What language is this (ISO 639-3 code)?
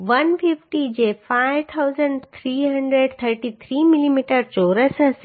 guj